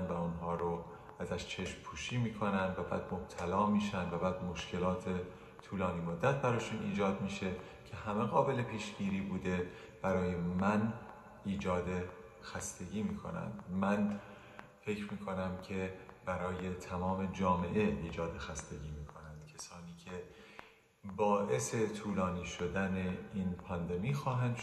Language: Persian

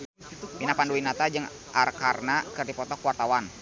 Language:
Sundanese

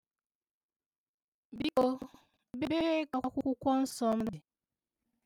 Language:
Igbo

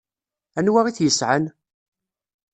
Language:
Kabyle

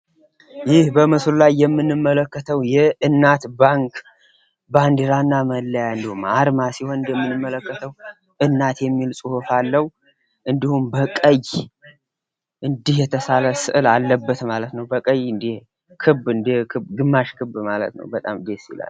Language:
Amharic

